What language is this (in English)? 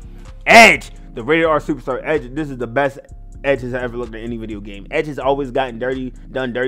English